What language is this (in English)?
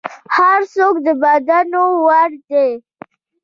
Pashto